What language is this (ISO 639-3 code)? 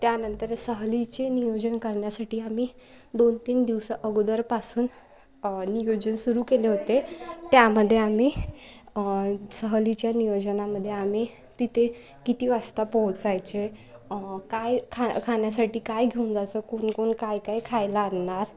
mar